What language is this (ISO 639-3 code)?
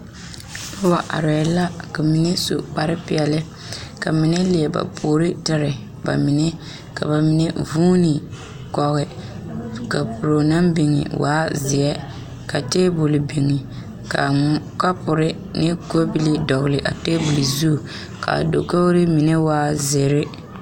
dga